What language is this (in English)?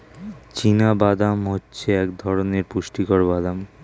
Bangla